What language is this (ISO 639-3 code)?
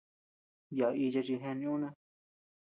cux